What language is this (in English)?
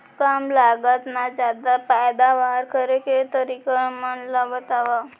Chhattisgarhi